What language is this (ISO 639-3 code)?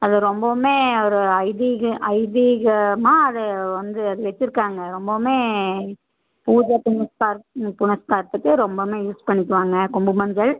tam